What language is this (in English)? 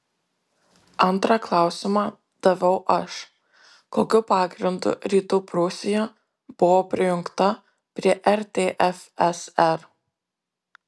Lithuanian